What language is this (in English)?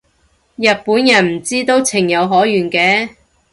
Cantonese